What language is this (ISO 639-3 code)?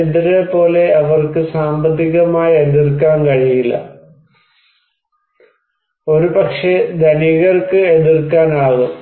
mal